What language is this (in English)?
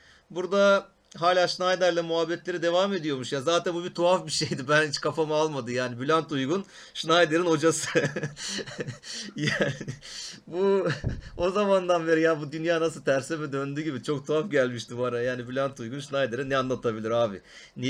Turkish